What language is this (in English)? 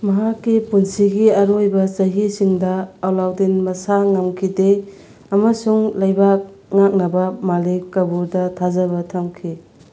Manipuri